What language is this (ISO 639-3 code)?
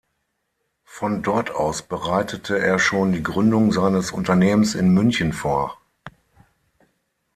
deu